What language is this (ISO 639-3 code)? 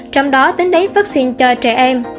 vie